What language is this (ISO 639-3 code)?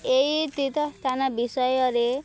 ori